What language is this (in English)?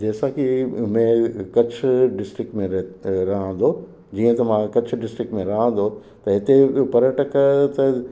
Sindhi